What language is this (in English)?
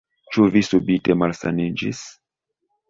Esperanto